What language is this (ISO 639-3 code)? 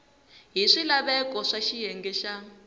tso